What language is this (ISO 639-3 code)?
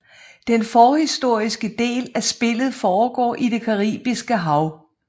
dan